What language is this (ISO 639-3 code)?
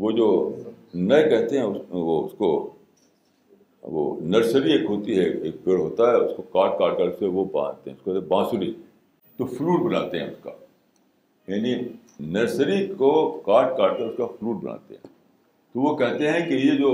urd